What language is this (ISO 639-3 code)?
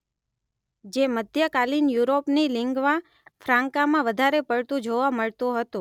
guj